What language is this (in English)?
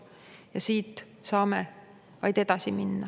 Estonian